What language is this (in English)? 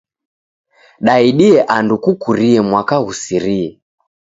Taita